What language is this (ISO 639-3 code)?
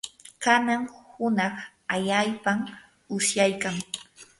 qur